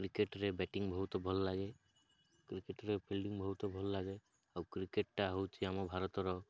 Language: Odia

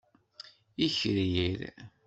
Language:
Kabyle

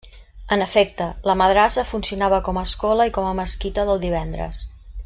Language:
Catalan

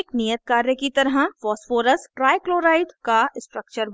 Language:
Hindi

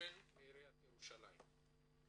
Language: Hebrew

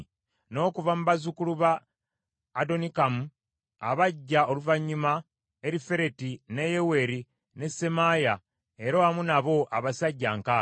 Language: Ganda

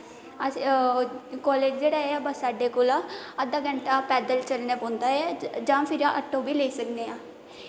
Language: Dogri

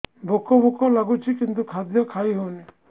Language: Odia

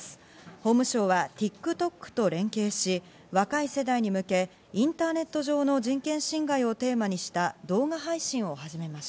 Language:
Japanese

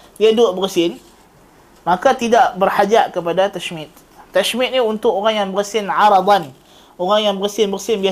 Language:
Malay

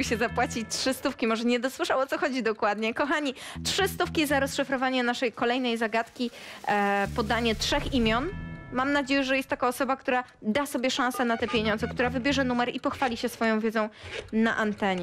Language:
Polish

